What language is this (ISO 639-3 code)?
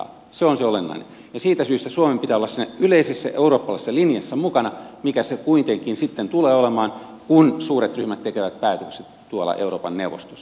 fin